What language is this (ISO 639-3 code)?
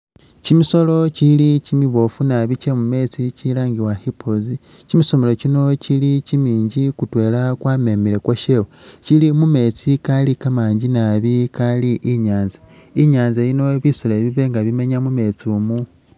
myx